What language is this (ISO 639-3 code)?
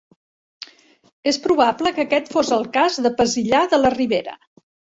cat